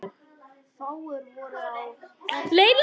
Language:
Icelandic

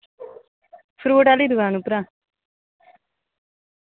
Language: Dogri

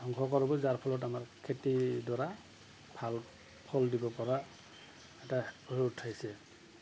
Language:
Assamese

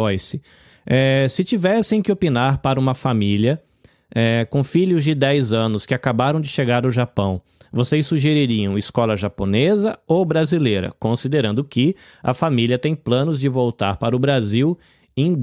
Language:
Portuguese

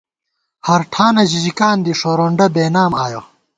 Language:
Gawar-Bati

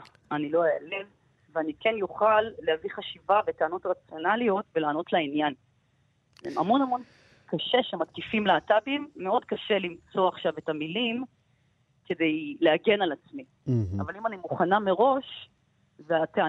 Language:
Hebrew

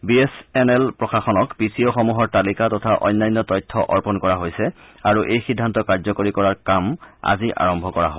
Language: Assamese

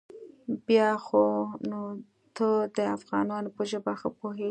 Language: Pashto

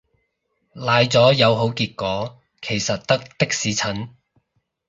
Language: Cantonese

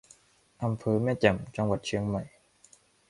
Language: Thai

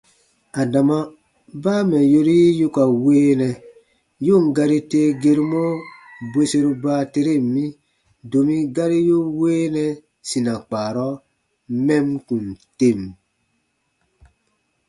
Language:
Baatonum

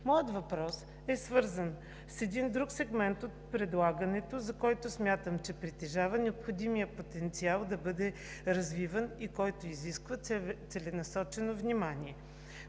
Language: Bulgarian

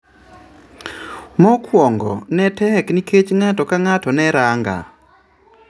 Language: Luo (Kenya and Tanzania)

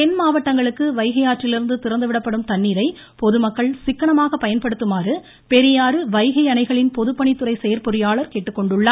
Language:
Tamil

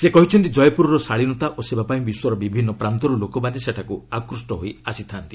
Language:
Odia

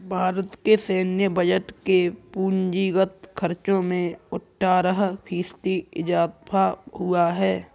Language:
Hindi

